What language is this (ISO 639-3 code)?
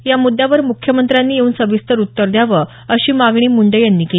mar